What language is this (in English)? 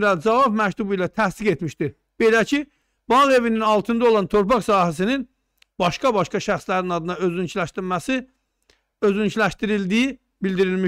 Turkish